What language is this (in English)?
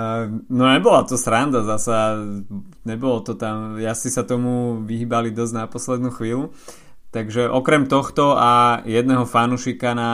Slovak